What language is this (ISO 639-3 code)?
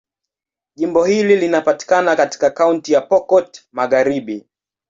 swa